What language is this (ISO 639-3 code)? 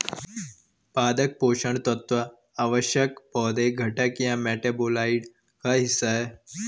hin